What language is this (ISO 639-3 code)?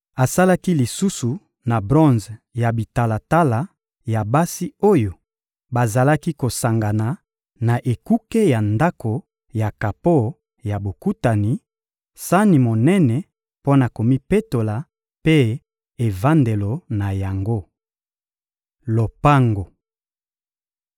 lin